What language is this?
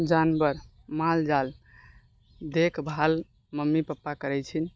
Maithili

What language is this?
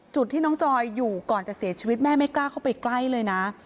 Thai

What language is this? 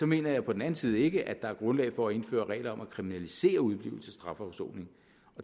Danish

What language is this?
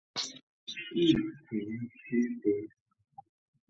Chinese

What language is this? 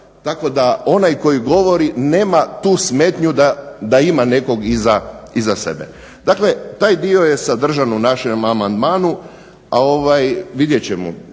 Croatian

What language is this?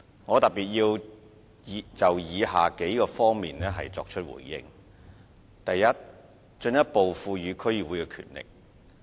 Cantonese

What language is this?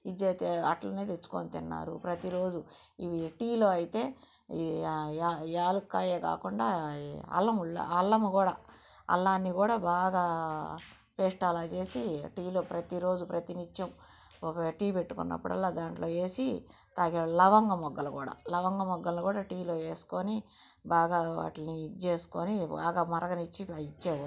Telugu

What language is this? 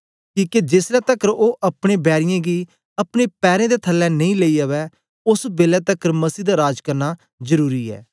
Dogri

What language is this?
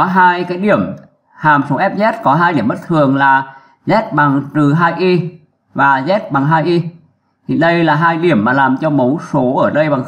Vietnamese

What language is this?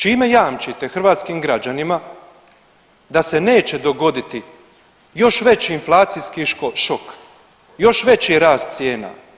Croatian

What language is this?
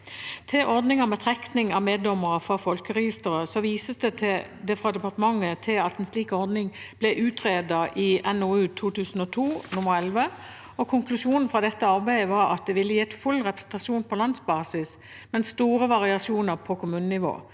Norwegian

